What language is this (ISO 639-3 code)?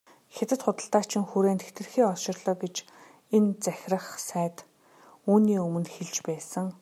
mon